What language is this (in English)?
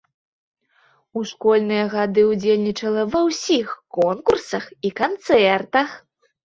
Belarusian